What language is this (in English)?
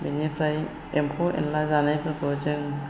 Bodo